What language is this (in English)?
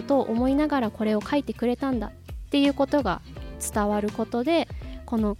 Japanese